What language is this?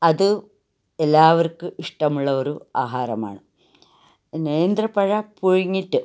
Malayalam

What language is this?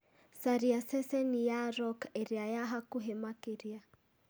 Kikuyu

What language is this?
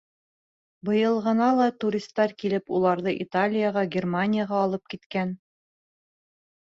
Bashkir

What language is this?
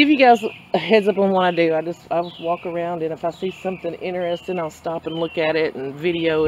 English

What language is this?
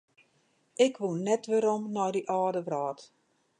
Western Frisian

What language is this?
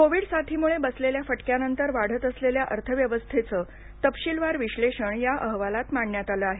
Marathi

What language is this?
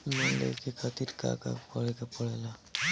Bhojpuri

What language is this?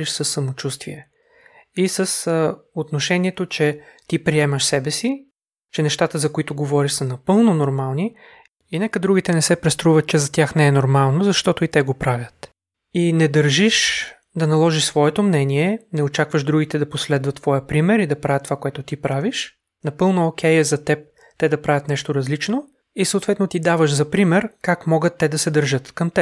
Bulgarian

